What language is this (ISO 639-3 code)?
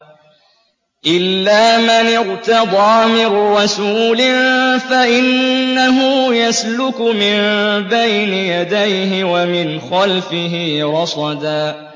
ara